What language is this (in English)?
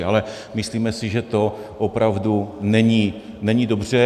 Czech